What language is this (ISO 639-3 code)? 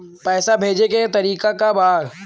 bho